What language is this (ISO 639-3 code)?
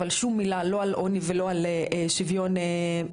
heb